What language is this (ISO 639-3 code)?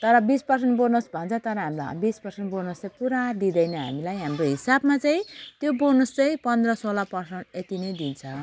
nep